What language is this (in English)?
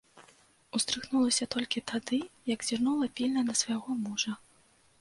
Belarusian